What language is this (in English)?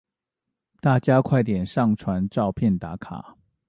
Chinese